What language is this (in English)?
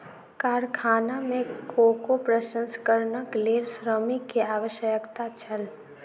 Maithili